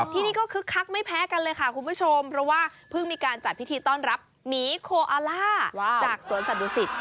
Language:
Thai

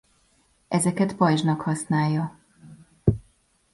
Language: Hungarian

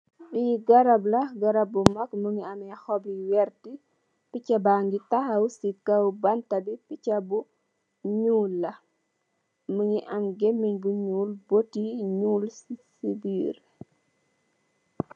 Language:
Wolof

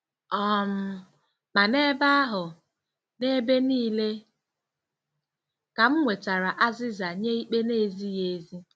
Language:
Igbo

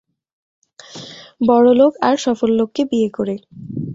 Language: Bangla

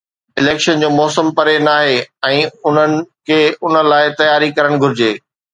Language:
Sindhi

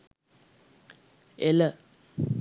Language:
Sinhala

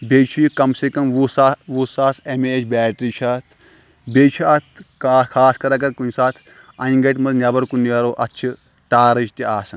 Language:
Kashmiri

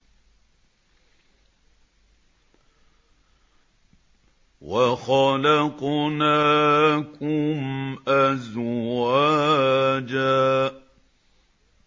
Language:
Arabic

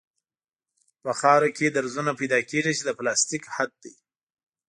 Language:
Pashto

